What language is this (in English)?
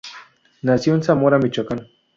Spanish